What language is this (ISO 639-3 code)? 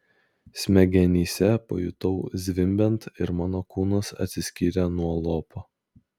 lit